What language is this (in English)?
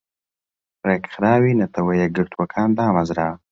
Central Kurdish